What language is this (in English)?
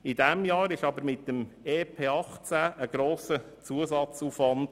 Swiss German